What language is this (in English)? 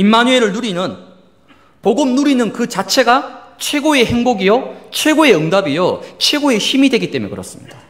Korean